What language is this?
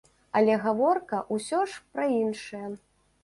Belarusian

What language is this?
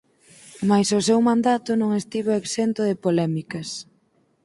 Galician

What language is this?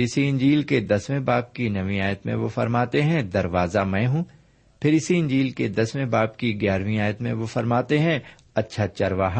Urdu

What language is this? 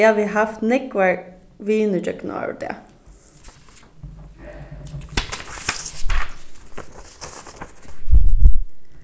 Faroese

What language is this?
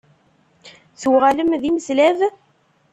Kabyle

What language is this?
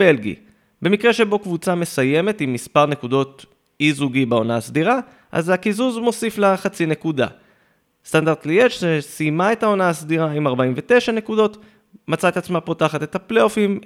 Hebrew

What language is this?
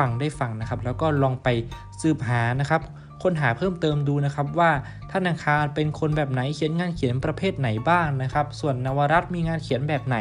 Thai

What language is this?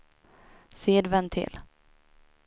Swedish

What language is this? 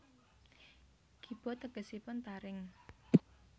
Javanese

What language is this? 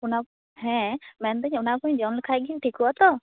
Santali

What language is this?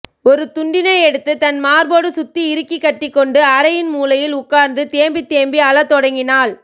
Tamil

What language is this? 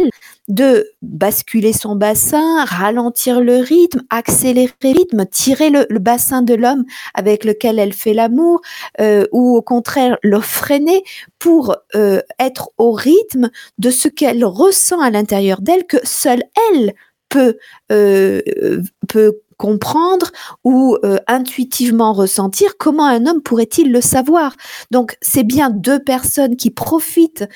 French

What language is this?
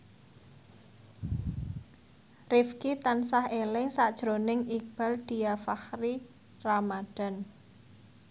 Javanese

